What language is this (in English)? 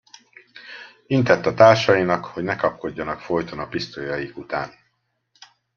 Hungarian